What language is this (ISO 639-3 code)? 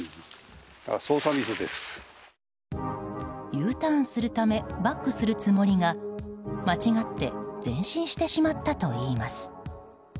jpn